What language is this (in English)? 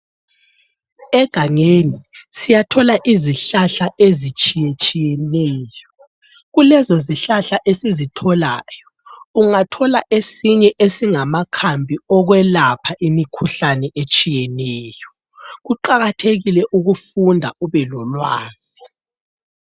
North Ndebele